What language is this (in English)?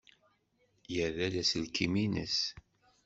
Kabyle